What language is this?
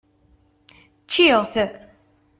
Kabyle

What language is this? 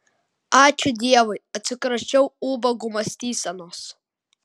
Lithuanian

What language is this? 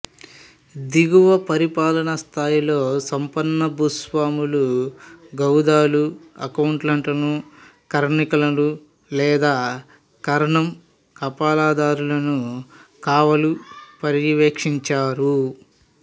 Telugu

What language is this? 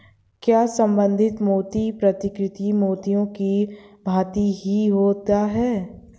Hindi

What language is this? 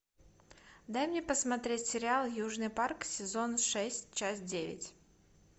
Russian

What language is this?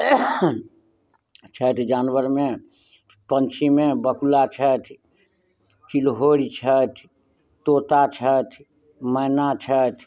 Maithili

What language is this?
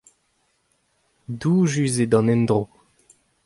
Breton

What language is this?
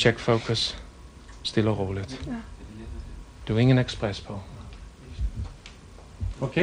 Danish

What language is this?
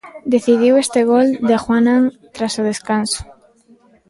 Galician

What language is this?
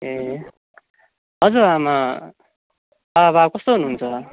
Nepali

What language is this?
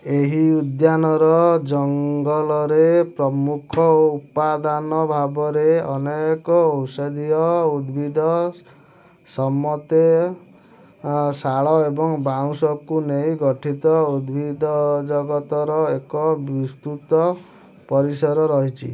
Odia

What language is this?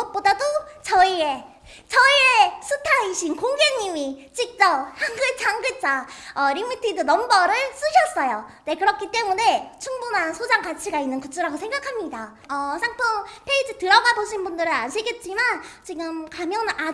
Korean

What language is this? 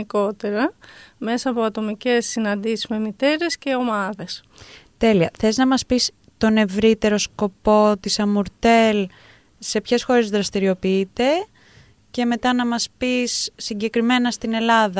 Greek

